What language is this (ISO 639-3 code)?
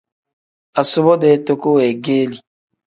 kdh